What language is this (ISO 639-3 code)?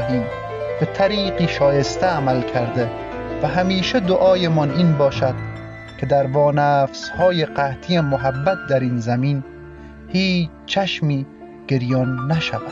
fas